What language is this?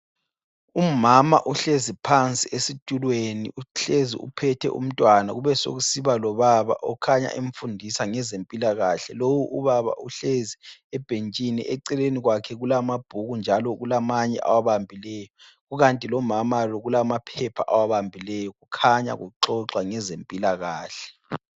North Ndebele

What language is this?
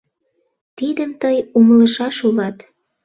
Mari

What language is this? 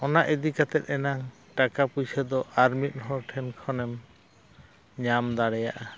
Santali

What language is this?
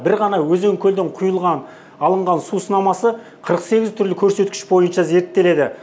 Kazakh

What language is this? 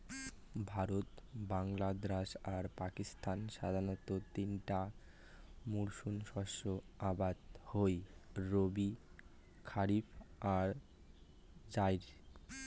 Bangla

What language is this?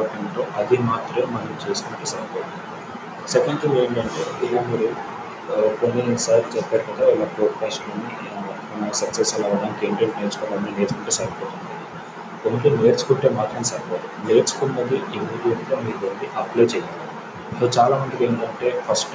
Telugu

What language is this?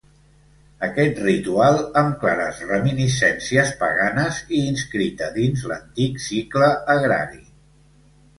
Catalan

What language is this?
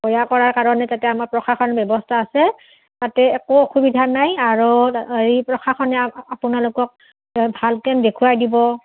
Assamese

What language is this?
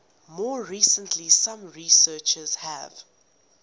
English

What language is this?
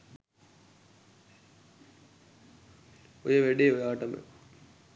Sinhala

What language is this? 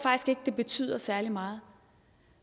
Danish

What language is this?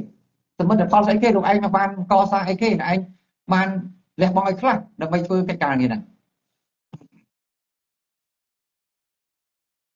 Thai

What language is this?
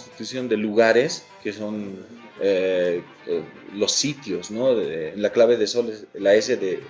Spanish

